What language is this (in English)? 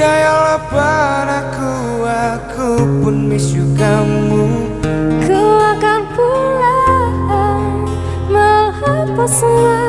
Indonesian